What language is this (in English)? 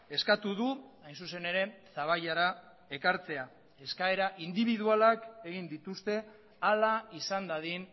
Basque